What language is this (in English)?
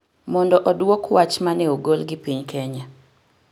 Luo (Kenya and Tanzania)